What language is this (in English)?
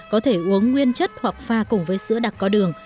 Vietnamese